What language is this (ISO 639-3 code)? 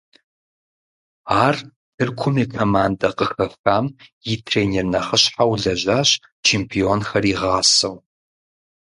kbd